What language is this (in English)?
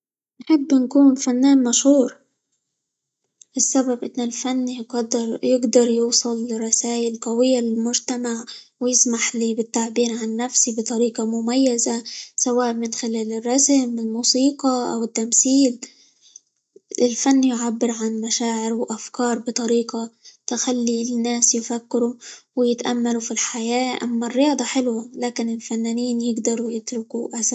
Libyan Arabic